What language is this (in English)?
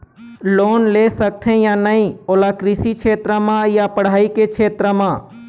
Chhattisgarhi